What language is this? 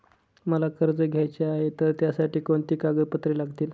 Marathi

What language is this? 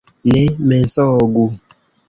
Esperanto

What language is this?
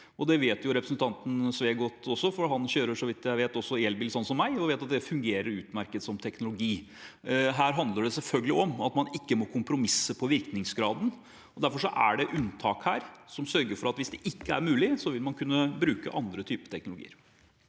Norwegian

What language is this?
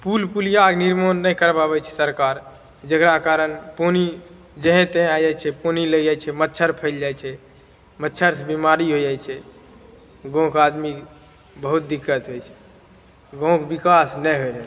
Maithili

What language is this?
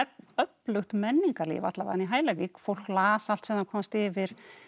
Icelandic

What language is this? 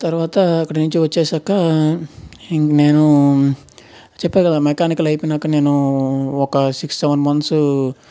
Telugu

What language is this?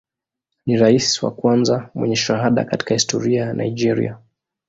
Swahili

